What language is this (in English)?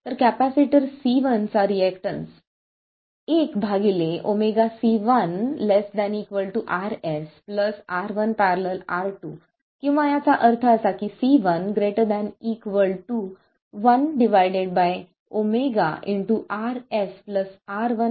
Marathi